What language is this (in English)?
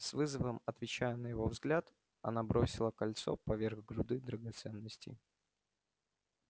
Russian